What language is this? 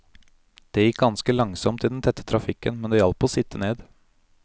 Norwegian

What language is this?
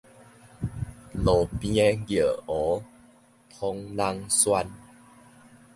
Min Nan Chinese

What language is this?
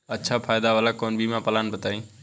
Bhojpuri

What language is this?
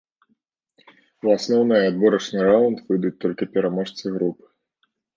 Belarusian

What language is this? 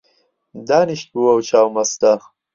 Central Kurdish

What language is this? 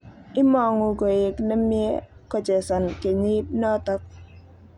Kalenjin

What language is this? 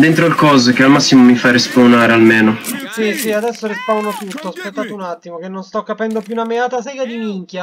Italian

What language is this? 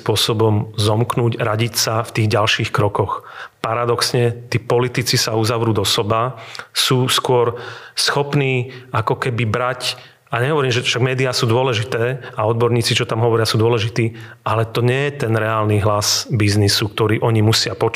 Slovak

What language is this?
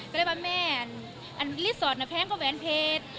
Thai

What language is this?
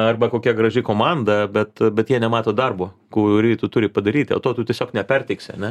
Lithuanian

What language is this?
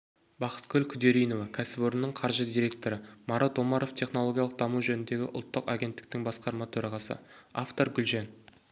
Kazakh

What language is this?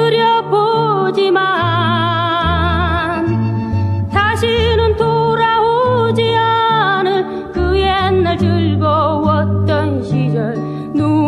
Korean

